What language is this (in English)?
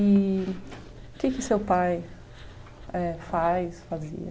Portuguese